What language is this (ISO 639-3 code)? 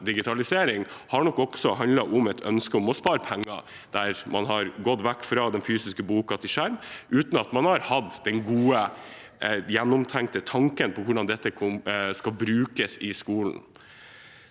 nor